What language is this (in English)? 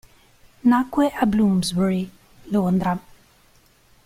Italian